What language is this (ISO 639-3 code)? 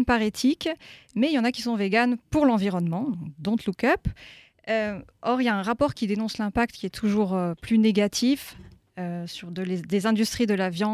fra